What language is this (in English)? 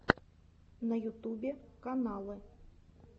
Russian